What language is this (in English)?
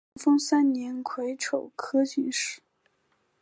Chinese